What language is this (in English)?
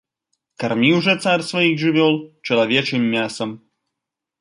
Belarusian